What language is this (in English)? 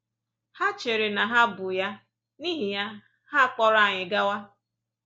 Igbo